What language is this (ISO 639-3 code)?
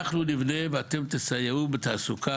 heb